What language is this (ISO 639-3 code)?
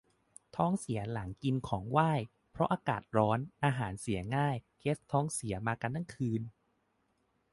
tha